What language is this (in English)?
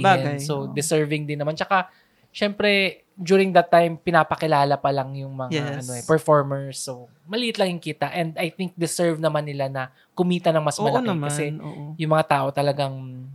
Filipino